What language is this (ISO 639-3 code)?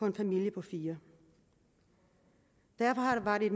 dan